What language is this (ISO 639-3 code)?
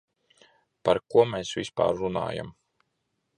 lav